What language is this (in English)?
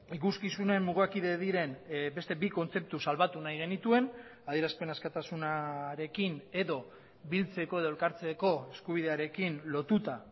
Basque